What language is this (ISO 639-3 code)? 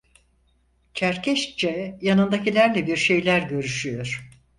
tur